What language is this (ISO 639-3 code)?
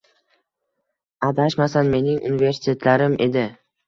uzb